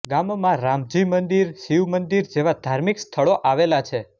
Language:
Gujarati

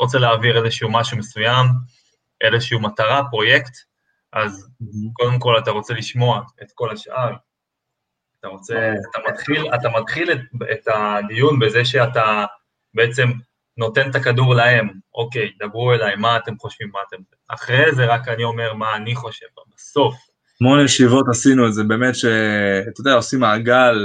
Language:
Hebrew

